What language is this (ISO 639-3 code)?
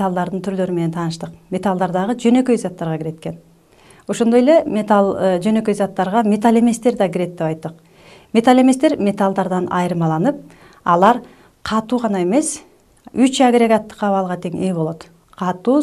tur